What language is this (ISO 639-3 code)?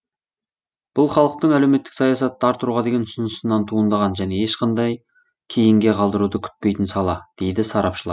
kaz